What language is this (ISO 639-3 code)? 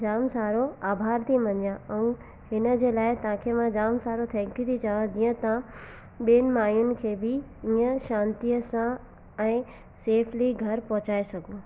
snd